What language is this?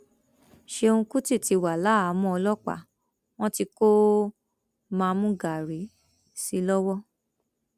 Yoruba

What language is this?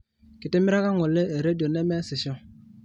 Masai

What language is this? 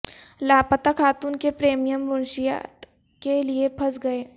Urdu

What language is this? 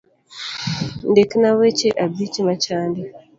Luo (Kenya and Tanzania)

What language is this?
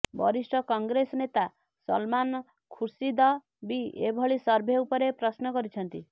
Odia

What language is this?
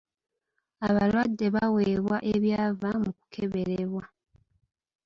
Ganda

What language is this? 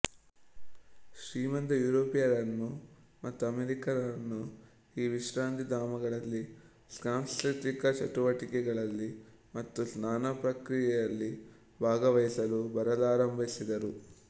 Kannada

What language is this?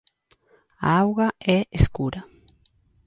Galician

